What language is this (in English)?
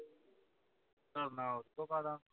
Punjabi